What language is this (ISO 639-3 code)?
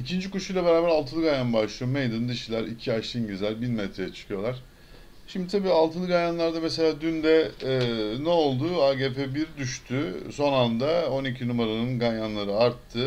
tur